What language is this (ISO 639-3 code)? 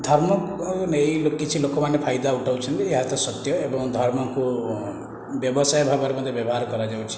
ori